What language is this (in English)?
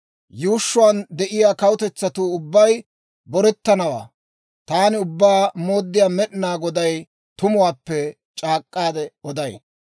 Dawro